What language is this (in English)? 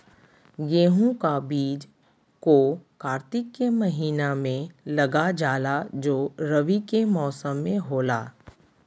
Magahi